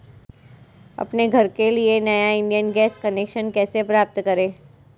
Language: Hindi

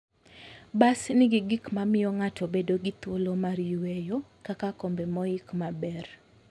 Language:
Luo (Kenya and Tanzania)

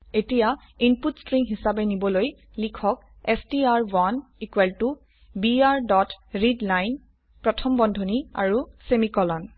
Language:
Assamese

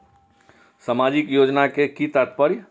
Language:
Maithili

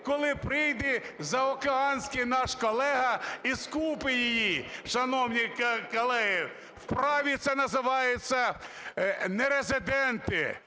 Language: Ukrainian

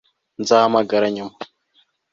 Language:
Kinyarwanda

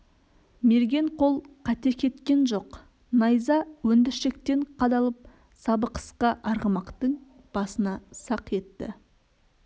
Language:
Kazakh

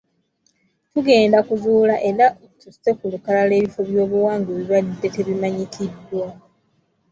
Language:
Ganda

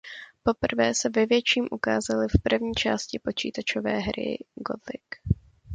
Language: Czech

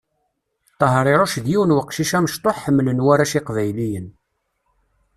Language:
Kabyle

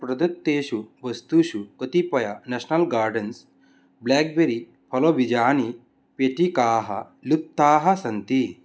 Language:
Sanskrit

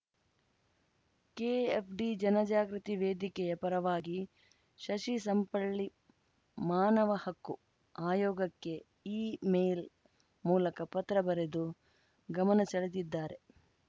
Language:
Kannada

